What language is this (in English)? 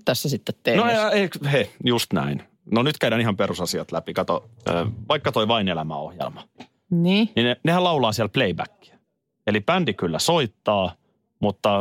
Finnish